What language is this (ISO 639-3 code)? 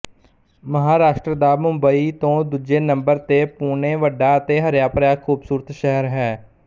pan